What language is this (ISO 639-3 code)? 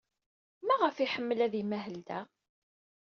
kab